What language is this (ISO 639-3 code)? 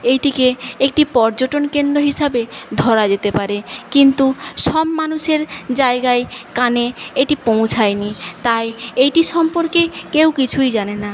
ben